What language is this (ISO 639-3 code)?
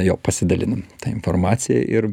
lit